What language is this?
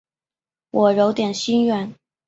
Chinese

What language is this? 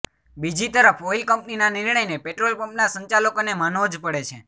Gujarati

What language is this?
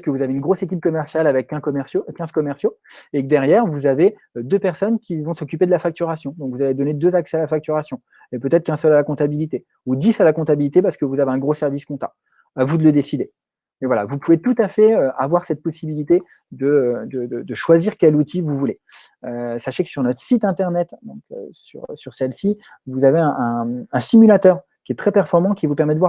French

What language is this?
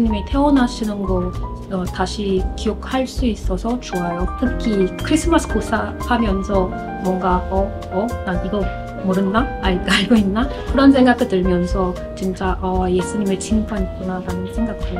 Korean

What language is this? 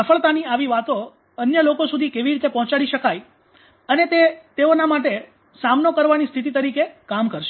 Gujarati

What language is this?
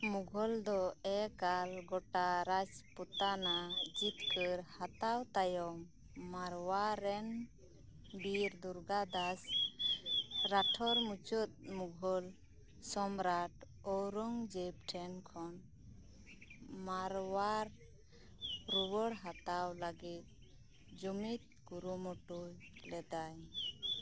Santali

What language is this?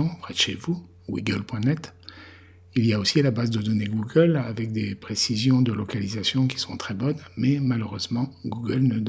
French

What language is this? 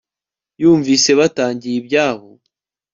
Kinyarwanda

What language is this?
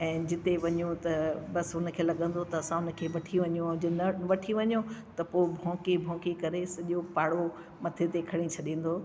Sindhi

